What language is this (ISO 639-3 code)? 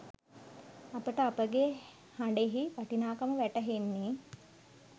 sin